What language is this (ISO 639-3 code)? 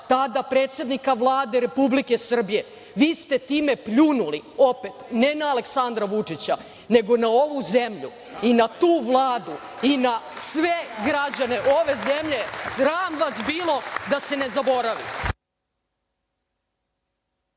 srp